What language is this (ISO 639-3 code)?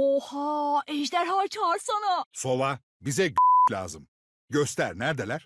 tur